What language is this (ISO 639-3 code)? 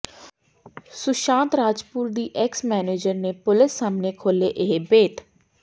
pan